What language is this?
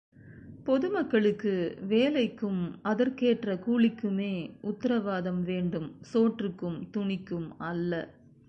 Tamil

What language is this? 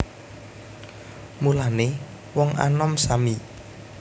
Javanese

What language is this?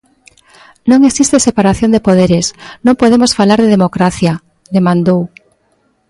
Galician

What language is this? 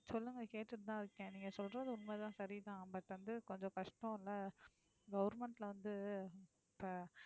Tamil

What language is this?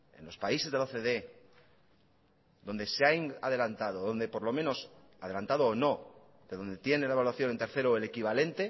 Spanish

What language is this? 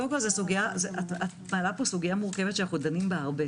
Hebrew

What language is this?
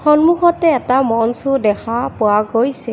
Assamese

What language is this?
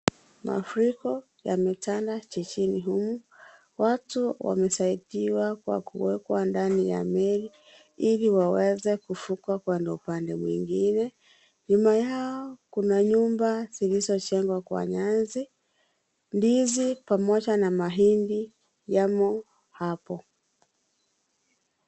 Swahili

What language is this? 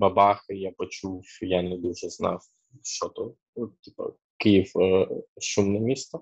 Ukrainian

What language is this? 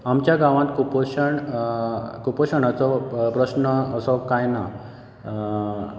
Konkani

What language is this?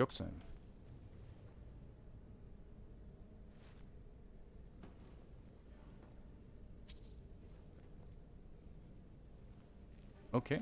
Turkish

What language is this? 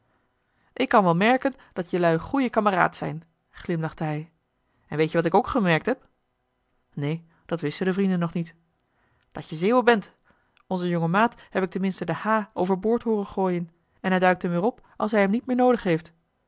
Dutch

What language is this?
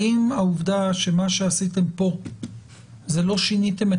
Hebrew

